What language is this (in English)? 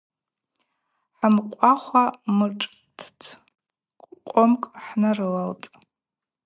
Abaza